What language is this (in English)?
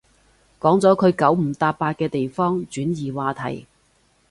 Cantonese